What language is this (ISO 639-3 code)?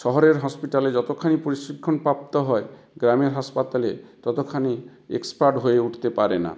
ben